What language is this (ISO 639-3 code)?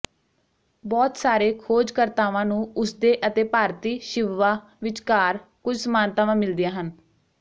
pan